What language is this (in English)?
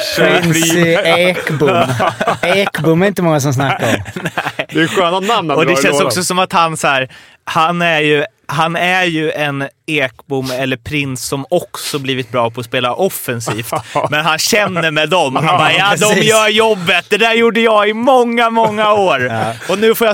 Swedish